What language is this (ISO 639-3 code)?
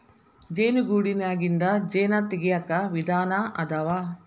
kan